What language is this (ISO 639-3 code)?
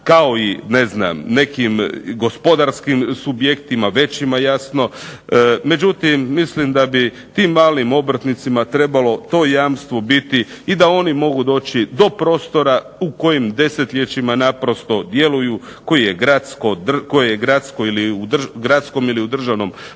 hrv